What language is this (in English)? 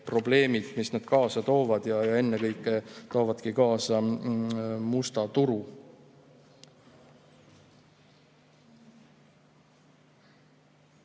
Estonian